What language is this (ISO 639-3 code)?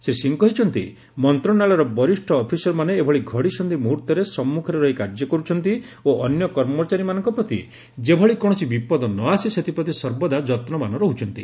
ori